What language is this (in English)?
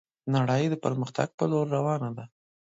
Pashto